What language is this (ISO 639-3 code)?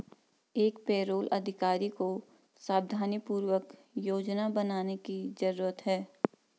hin